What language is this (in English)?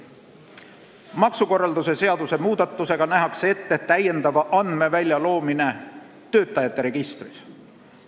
Estonian